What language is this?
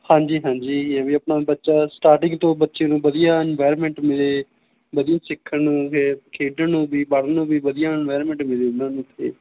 Punjabi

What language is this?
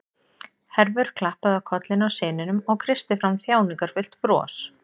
Icelandic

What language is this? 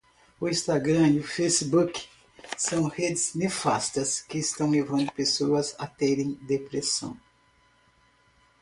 Portuguese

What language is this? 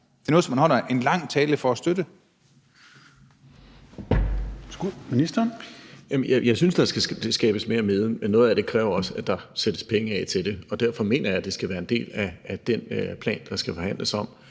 Danish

